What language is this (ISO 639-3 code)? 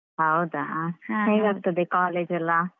kan